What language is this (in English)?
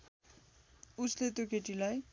Nepali